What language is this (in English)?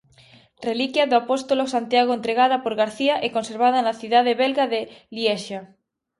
Galician